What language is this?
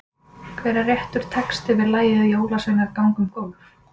Icelandic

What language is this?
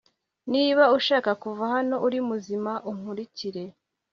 Kinyarwanda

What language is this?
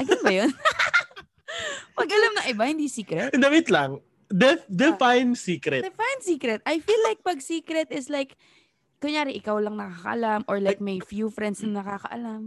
Filipino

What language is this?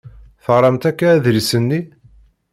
Kabyle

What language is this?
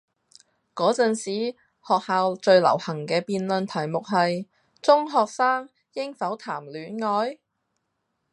Cantonese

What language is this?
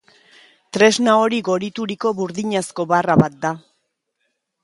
Basque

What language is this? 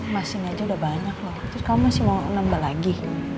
Indonesian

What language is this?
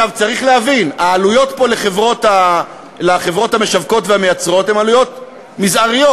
Hebrew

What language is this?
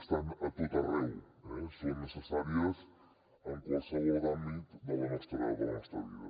Catalan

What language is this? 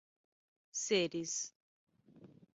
Portuguese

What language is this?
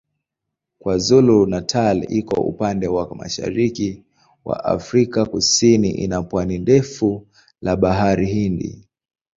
Swahili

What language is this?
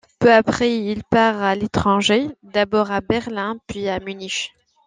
French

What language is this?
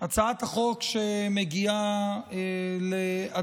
Hebrew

